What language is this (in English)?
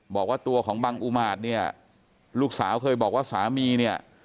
Thai